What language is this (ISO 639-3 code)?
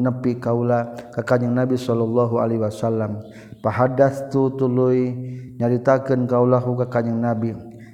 msa